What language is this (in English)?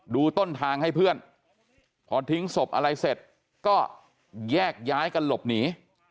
Thai